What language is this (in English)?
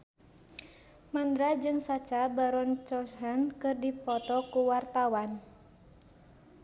Sundanese